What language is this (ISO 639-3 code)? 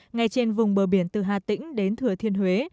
vie